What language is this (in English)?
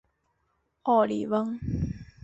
Chinese